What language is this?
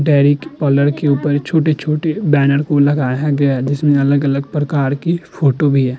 Hindi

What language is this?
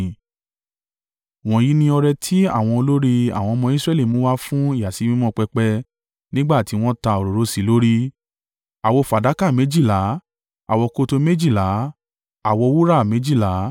Yoruba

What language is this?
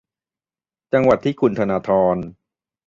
Thai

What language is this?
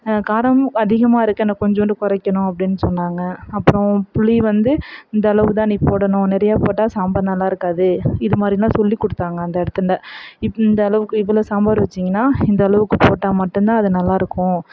Tamil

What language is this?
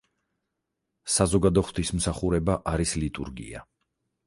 Georgian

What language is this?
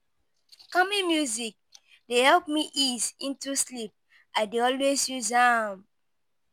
Nigerian Pidgin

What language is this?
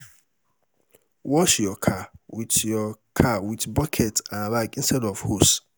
Nigerian Pidgin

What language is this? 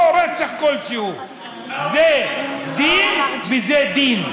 Hebrew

